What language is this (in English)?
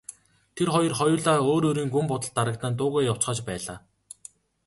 Mongolian